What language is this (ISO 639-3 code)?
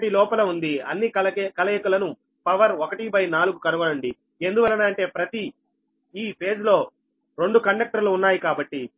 tel